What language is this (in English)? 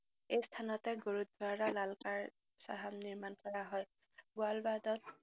Assamese